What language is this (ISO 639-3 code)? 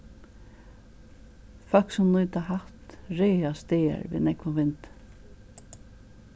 fao